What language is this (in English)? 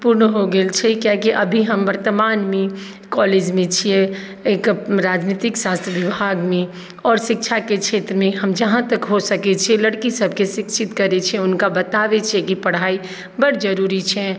Maithili